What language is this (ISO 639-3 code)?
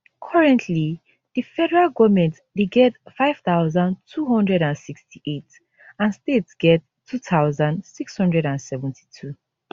pcm